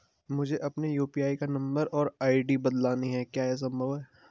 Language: Hindi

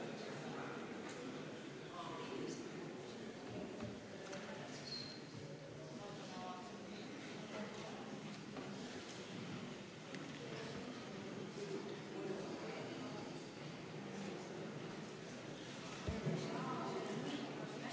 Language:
Estonian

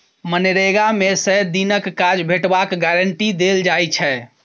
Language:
Maithili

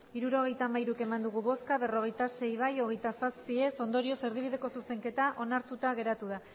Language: Basque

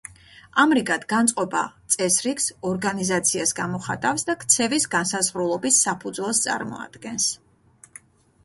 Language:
Georgian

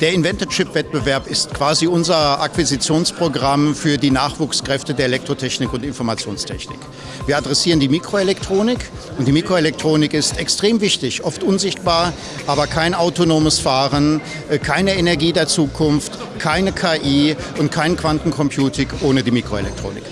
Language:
German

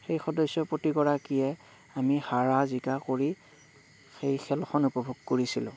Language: Assamese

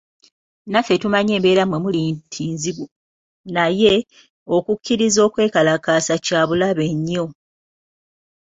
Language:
Ganda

